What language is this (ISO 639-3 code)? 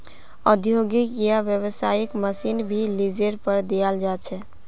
mag